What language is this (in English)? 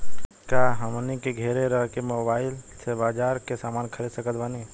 Bhojpuri